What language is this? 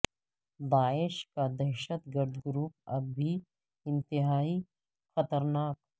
Urdu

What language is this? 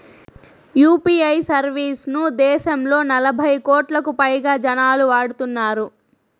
Telugu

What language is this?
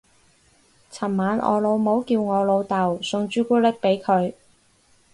Cantonese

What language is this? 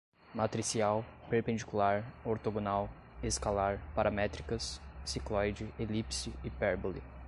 Portuguese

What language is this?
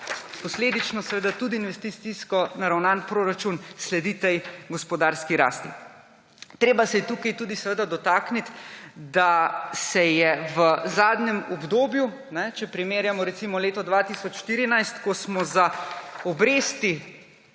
Slovenian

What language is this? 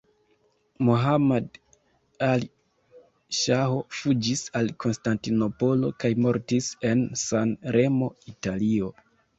Esperanto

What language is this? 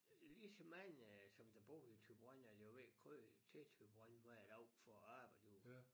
Danish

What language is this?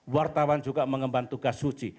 Indonesian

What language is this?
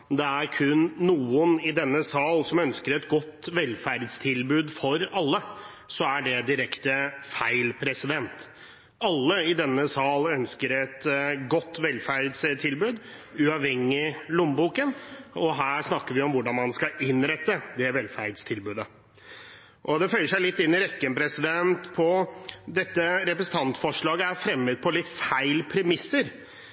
Norwegian Bokmål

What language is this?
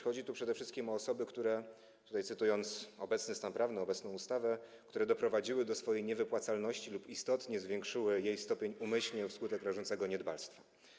Polish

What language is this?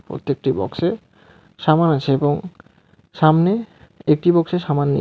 Bangla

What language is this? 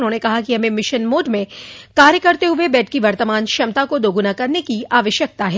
Hindi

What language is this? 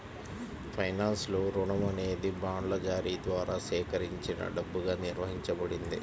Telugu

